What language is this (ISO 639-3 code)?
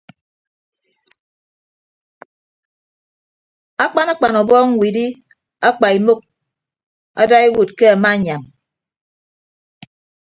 ibb